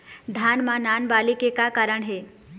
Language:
Chhattisgarhi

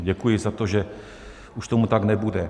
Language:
Czech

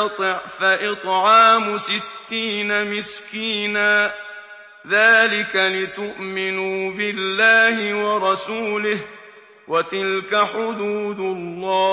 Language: Arabic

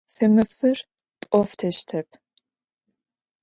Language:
Adyghe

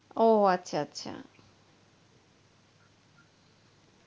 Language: Bangla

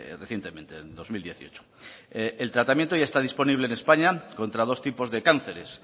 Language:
Spanish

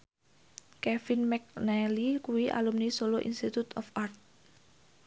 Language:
Javanese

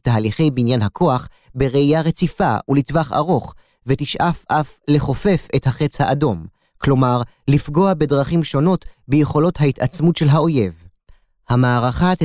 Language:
Hebrew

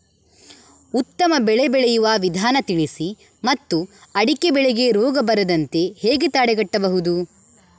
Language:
Kannada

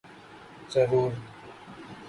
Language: Urdu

